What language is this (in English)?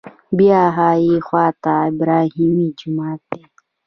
Pashto